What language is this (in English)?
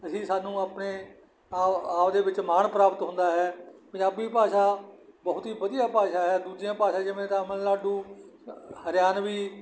Punjabi